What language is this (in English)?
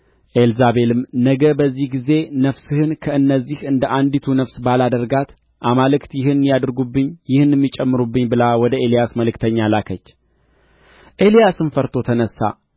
Amharic